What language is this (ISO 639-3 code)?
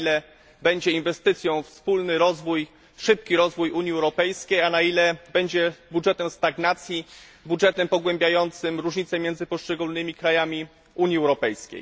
pol